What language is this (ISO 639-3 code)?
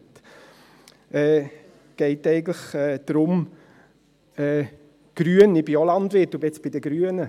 gsw